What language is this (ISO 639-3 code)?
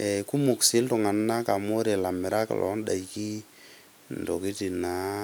mas